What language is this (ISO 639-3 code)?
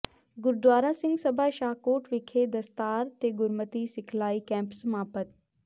pan